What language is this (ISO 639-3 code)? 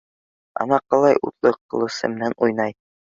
bak